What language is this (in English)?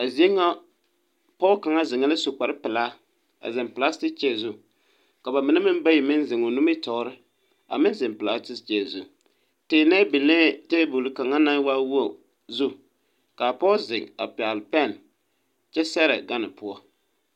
Southern Dagaare